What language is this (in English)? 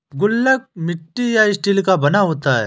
Hindi